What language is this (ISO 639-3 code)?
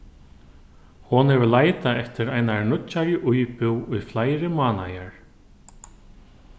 fao